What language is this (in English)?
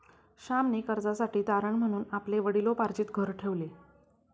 Marathi